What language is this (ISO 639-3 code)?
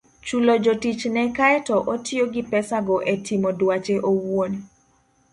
luo